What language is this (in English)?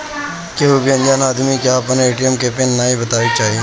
Bhojpuri